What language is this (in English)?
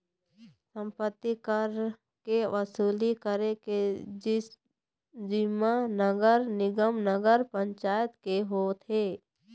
Chhattisgarhi